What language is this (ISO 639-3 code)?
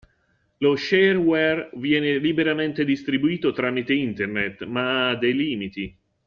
ita